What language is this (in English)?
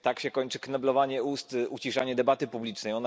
Polish